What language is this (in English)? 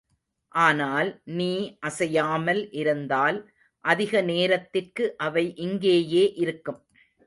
Tamil